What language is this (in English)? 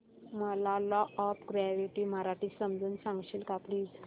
Marathi